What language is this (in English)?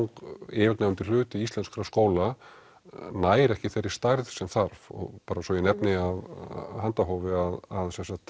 Icelandic